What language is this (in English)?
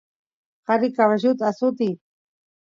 Santiago del Estero Quichua